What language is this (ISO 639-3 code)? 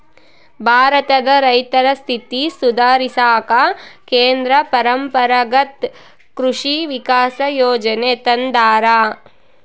kan